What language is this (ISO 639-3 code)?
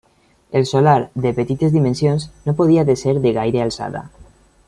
cat